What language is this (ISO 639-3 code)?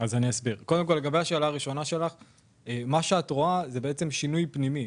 heb